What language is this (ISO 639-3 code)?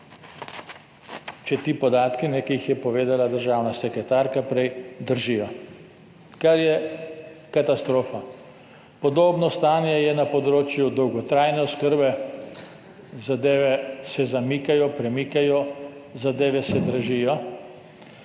slv